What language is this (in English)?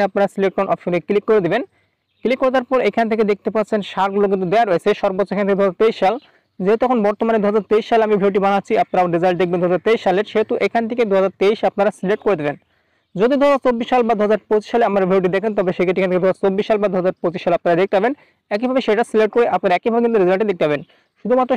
Hindi